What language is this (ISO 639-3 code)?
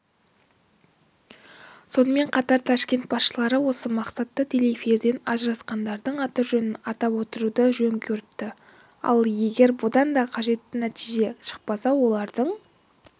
kaz